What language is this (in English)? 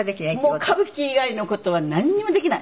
Japanese